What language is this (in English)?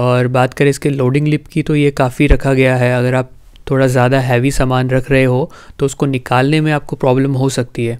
Hindi